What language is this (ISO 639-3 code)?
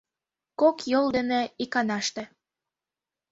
chm